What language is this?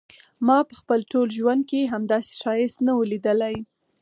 Pashto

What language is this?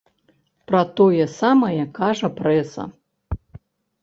Belarusian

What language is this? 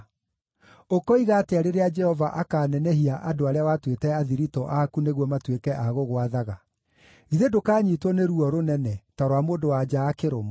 Kikuyu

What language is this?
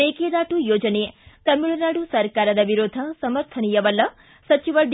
Kannada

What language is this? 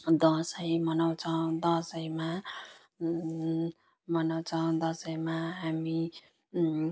Nepali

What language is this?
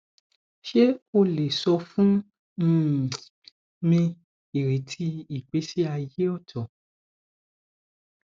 Yoruba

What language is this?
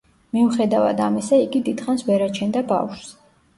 Georgian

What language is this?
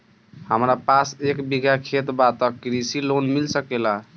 Bhojpuri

